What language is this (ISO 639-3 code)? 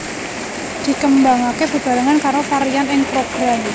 jav